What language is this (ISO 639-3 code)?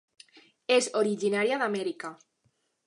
cat